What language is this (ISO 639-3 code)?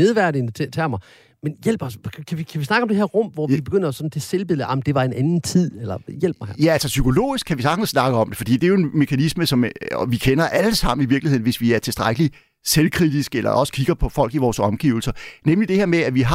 dan